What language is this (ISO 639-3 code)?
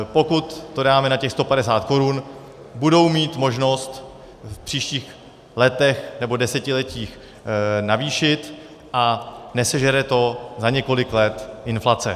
ces